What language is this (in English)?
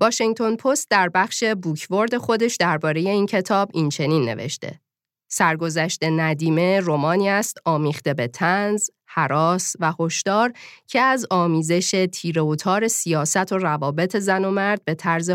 Persian